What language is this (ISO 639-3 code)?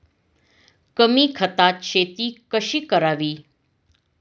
mar